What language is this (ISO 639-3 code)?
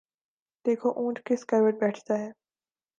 urd